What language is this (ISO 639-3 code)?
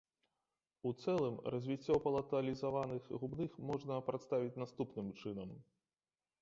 bel